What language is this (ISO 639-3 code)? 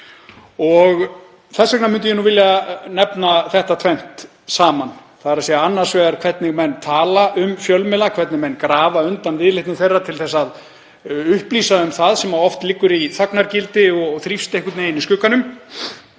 isl